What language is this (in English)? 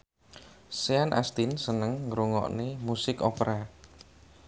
Javanese